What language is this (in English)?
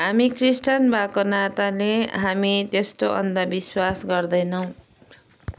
Nepali